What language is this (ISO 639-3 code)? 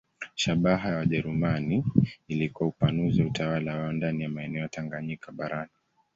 swa